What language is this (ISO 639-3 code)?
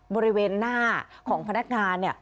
tha